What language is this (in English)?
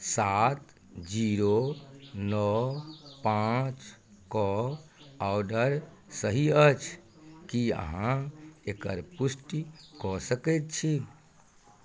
Maithili